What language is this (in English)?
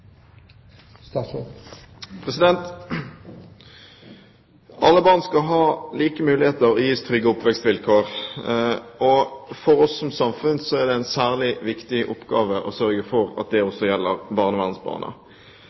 Norwegian Bokmål